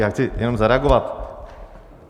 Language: Czech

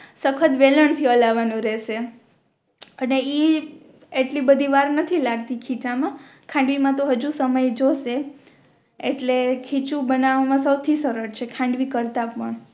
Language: Gujarati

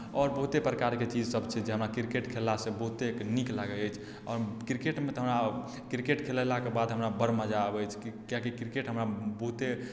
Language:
Maithili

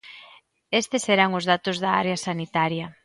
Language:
Galician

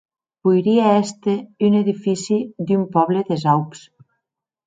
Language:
Occitan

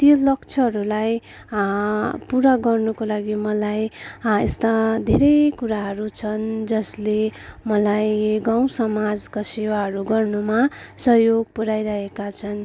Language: Nepali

